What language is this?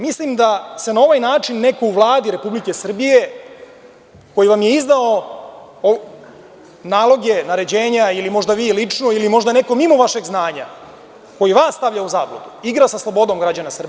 Serbian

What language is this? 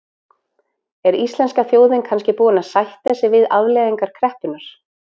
Icelandic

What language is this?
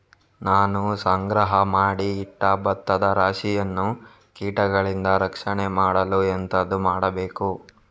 Kannada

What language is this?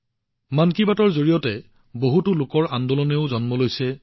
Assamese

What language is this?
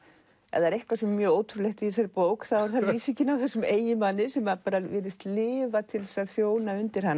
Icelandic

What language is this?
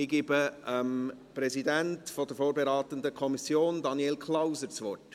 Swiss German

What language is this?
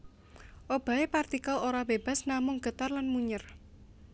Javanese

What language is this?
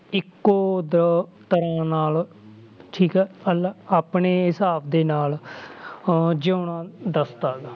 Punjabi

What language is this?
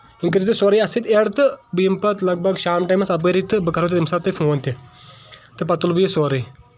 Kashmiri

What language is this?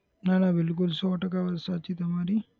Gujarati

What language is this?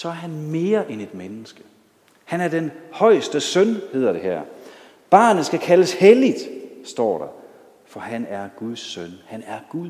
Danish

